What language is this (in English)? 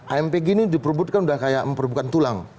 Indonesian